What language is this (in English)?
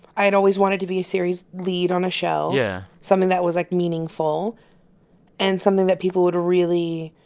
English